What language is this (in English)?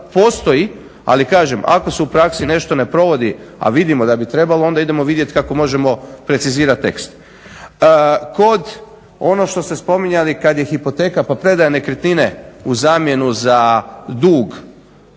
Croatian